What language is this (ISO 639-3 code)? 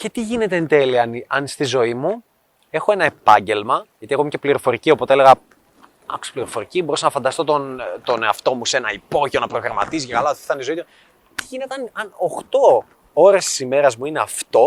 ell